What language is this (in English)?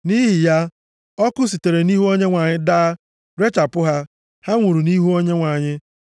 Igbo